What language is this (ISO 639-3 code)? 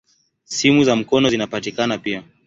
swa